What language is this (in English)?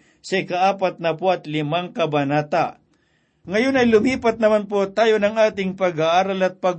Filipino